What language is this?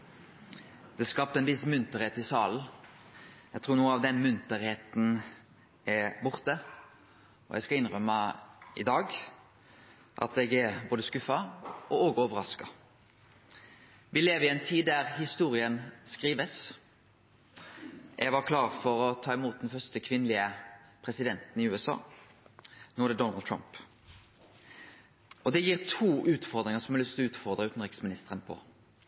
Norwegian Nynorsk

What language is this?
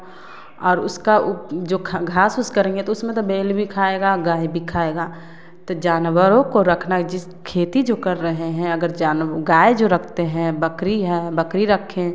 Hindi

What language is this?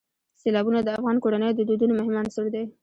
Pashto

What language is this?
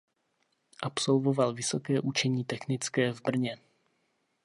Czech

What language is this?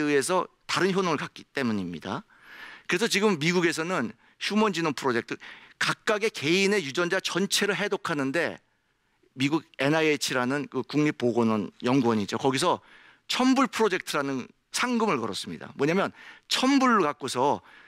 Korean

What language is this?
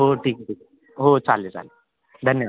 Marathi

